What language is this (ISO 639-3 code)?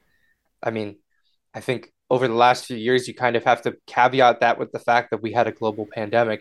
eng